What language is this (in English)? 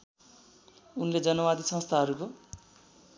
Nepali